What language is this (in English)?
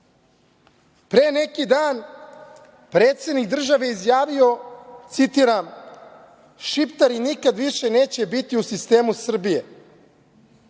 Serbian